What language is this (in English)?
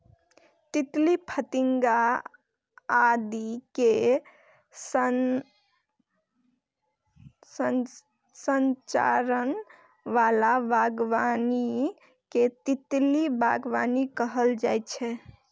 Maithili